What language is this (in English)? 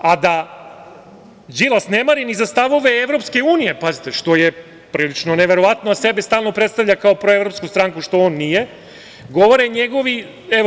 Serbian